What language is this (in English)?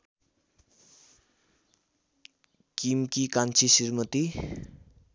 Nepali